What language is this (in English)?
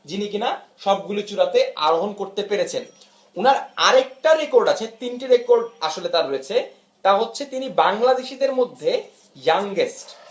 Bangla